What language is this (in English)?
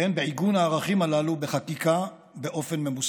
Hebrew